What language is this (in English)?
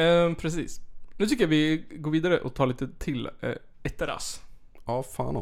Swedish